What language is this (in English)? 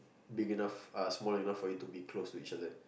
English